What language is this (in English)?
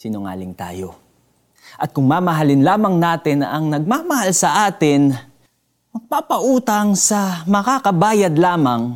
Filipino